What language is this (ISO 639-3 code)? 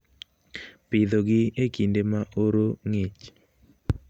luo